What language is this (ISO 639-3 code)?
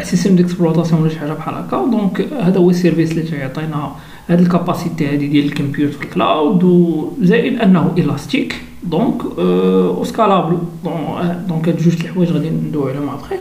ara